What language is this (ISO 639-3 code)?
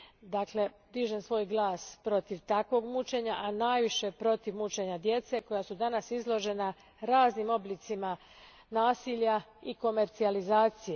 hrv